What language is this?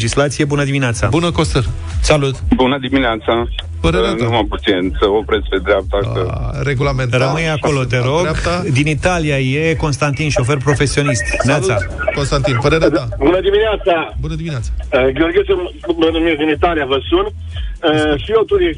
Romanian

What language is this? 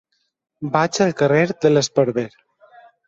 Catalan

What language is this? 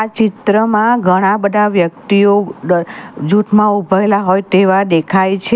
Gujarati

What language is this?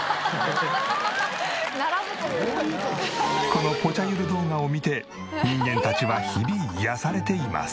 Japanese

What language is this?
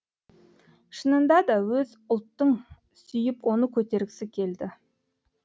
Kazakh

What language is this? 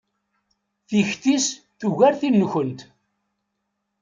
Kabyle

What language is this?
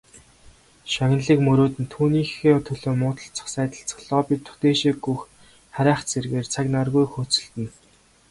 Mongolian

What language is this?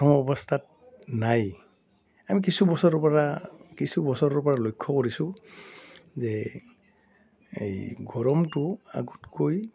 Assamese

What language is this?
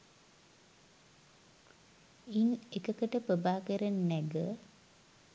Sinhala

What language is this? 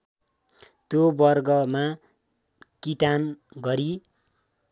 Nepali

